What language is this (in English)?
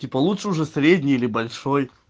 Russian